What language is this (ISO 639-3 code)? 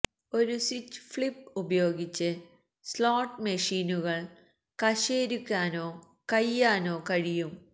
mal